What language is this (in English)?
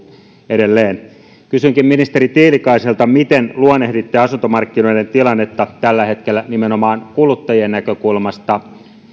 Finnish